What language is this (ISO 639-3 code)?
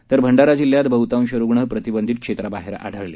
mar